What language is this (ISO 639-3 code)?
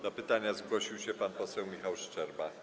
pol